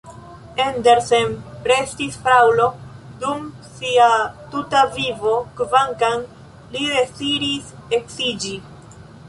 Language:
Esperanto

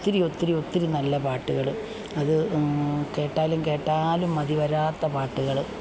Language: Malayalam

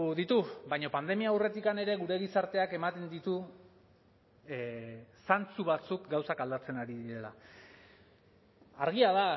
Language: Basque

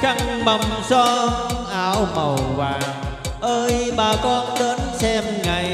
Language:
Vietnamese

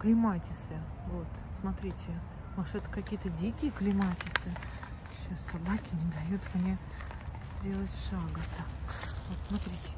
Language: Russian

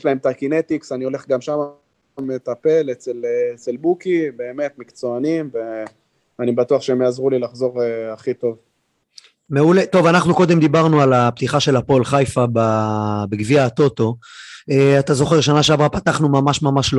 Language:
Hebrew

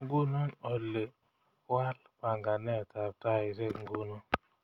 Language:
Kalenjin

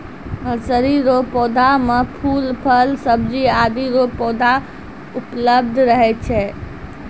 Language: Maithili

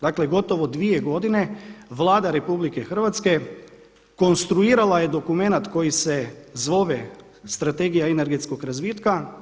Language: Croatian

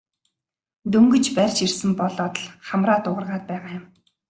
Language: Mongolian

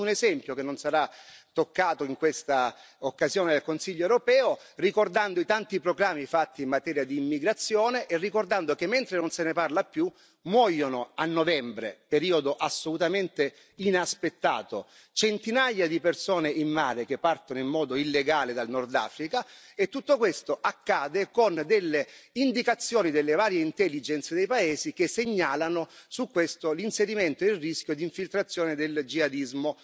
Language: Italian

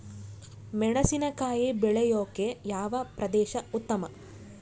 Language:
Kannada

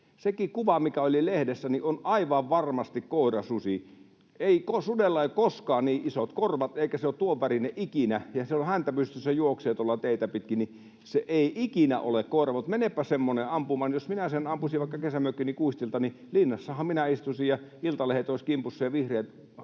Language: Finnish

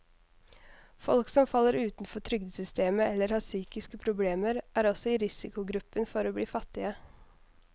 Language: Norwegian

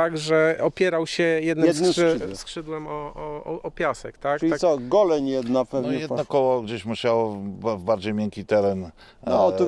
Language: Polish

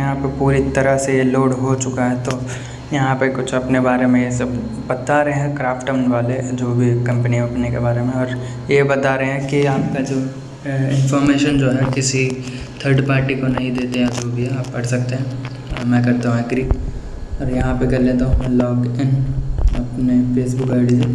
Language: Hindi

